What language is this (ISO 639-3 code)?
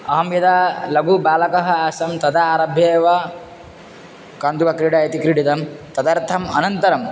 san